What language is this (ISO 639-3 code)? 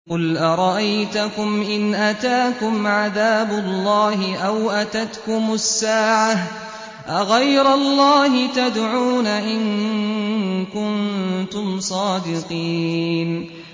ara